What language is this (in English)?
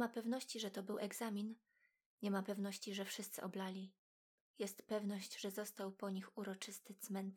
Polish